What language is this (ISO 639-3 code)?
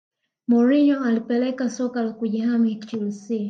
swa